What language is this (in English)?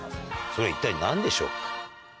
Japanese